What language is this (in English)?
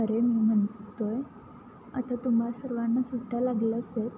Marathi